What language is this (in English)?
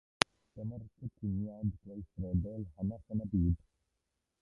Welsh